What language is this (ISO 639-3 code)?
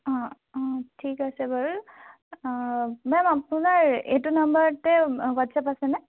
asm